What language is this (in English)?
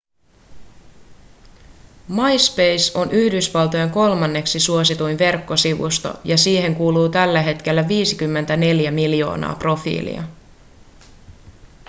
Finnish